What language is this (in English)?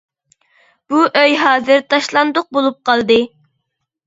Uyghur